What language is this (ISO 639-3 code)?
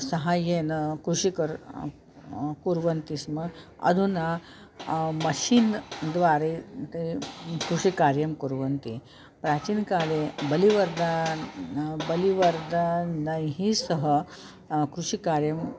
san